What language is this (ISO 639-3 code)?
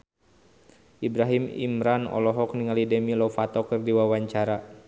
sun